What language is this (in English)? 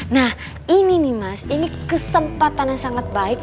Indonesian